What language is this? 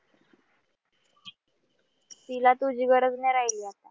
Marathi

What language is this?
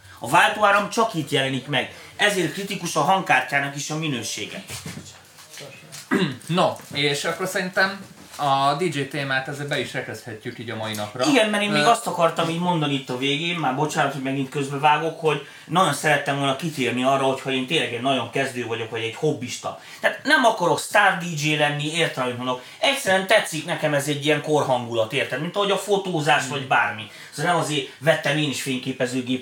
Hungarian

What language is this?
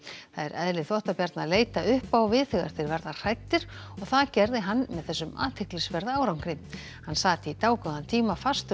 Icelandic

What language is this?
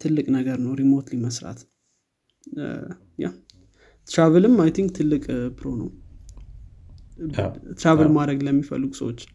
Amharic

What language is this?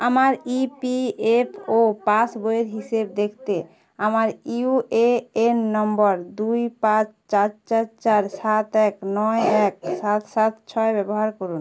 Bangla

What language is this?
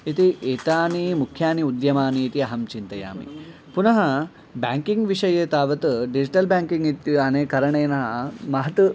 Sanskrit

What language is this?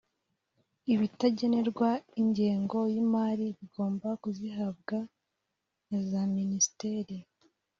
Kinyarwanda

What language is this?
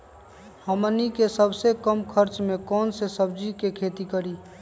Magahi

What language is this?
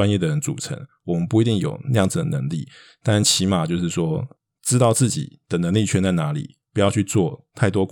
Chinese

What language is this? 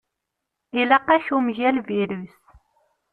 Kabyle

